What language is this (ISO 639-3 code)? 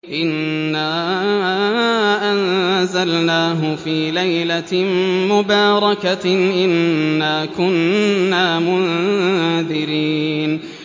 ara